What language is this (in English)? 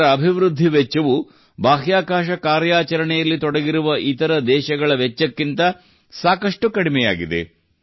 Kannada